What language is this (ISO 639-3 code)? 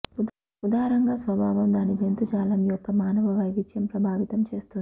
tel